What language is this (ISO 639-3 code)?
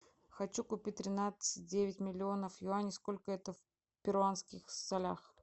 rus